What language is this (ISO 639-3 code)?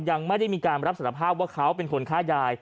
tha